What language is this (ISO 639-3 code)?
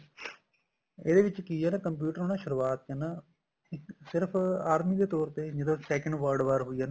pan